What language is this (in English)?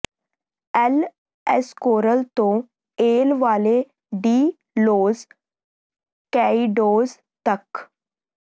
Punjabi